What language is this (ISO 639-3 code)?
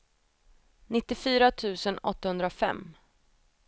swe